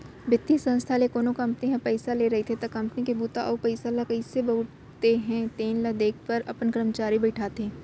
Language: Chhattisgarhi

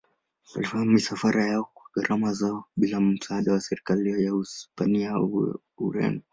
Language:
Swahili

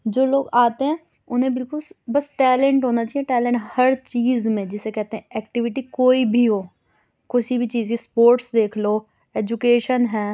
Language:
Urdu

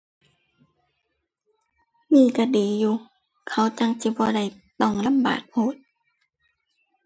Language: Thai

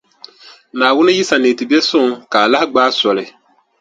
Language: Dagbani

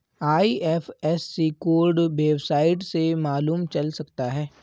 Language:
Hindi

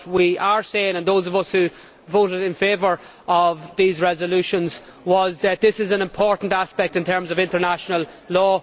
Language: English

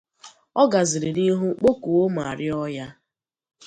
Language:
Igbo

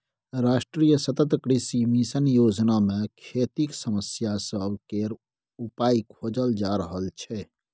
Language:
Maithili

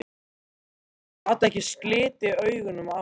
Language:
Icelandic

